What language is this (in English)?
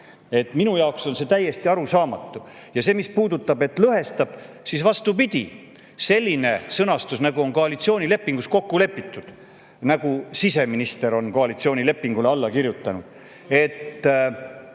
Estonian